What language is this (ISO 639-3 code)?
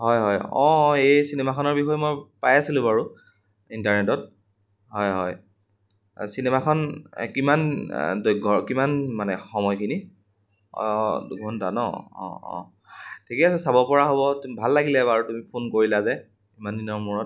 asm